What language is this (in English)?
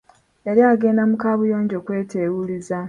Ganda